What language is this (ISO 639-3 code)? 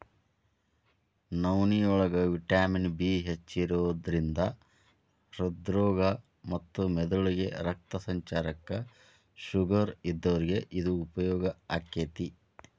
kan